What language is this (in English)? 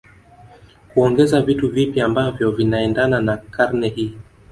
Swahili